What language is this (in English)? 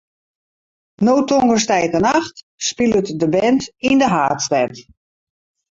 Western Frisian